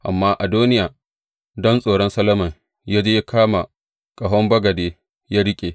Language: Hausa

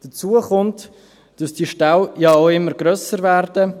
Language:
Swiss German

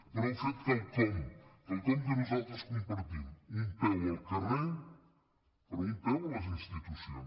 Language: Catalan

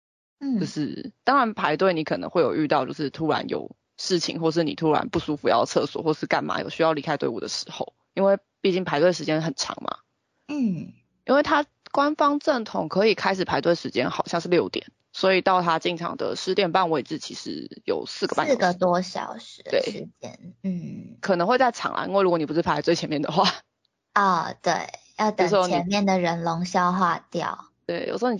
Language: Chinese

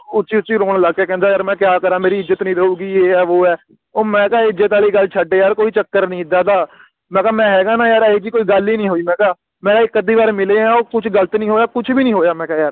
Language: Punjabi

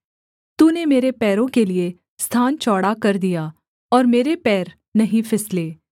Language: Hindi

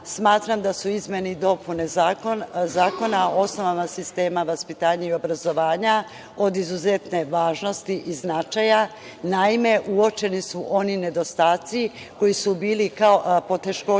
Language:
Serbian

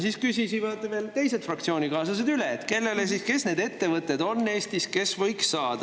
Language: Estonian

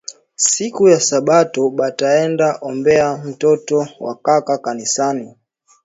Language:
Swahili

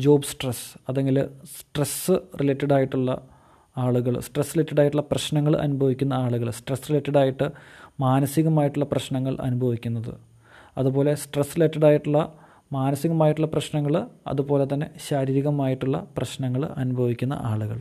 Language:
Malayalam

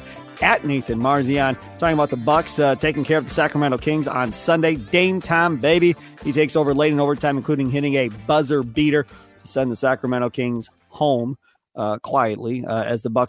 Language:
English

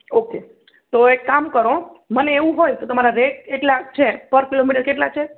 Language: Gujarati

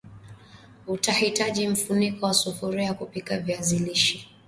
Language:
Swahili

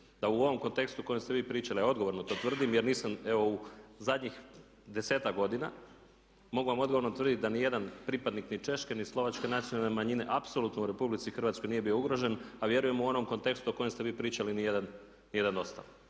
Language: Croatian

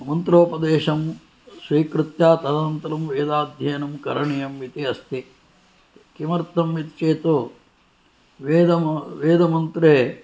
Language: Sanskrit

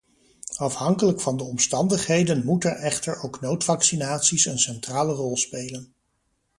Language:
Dutch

